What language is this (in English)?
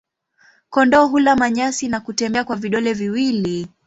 Swahili